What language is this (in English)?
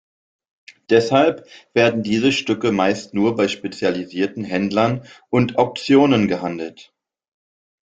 German